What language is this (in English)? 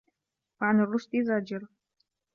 Arabic